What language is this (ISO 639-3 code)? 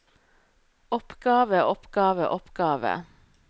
nor